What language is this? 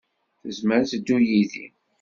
Kabyle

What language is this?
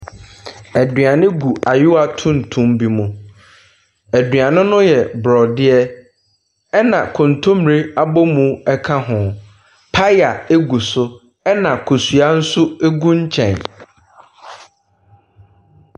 Akan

